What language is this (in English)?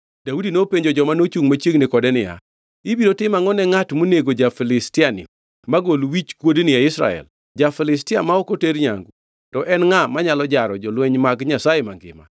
Luo (Kenya and Tanzania)